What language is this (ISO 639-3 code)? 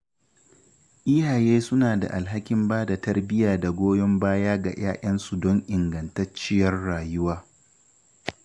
hau